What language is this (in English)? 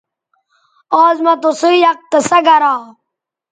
Bateri